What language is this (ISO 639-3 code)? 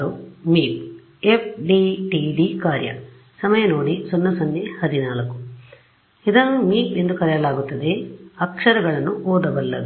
kan